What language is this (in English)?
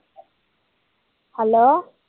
Punjabi